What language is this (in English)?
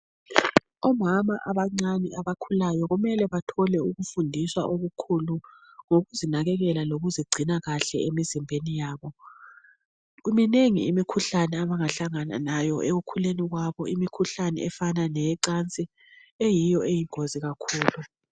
North Ndebele